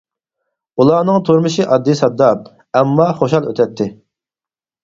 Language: Uyghur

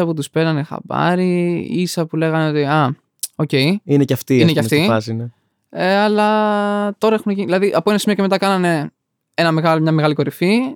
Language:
Greek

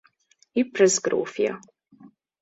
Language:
Hungarian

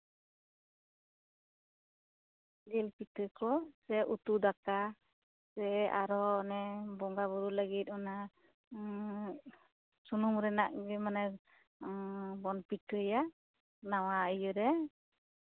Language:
Santali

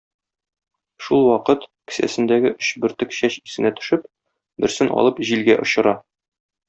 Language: Tatar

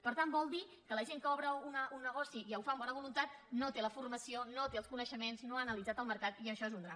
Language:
Catalan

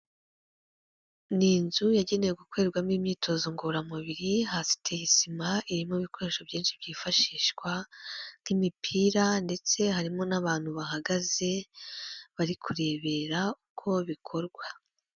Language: Kinyarwanda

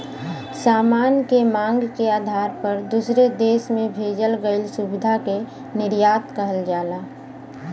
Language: Bhojpuri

